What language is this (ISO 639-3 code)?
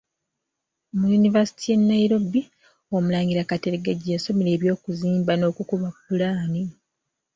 lug